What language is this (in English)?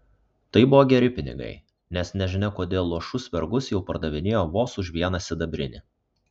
Lithuanian